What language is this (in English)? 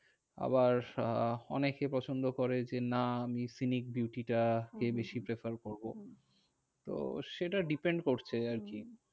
Bangla